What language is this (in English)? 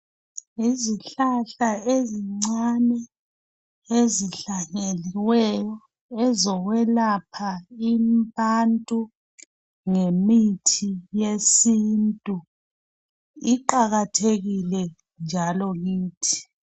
North Ndebele